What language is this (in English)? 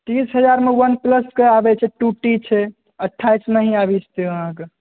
Maithili